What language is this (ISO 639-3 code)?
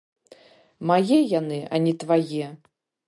bel